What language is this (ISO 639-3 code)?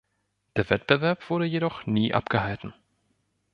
deu